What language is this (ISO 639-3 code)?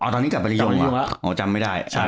tha